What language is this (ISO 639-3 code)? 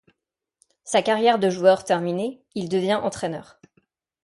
fra